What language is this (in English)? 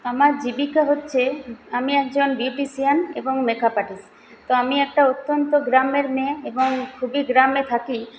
Bangla